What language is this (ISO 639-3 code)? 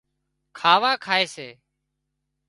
kxp